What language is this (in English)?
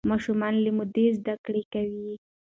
Pashto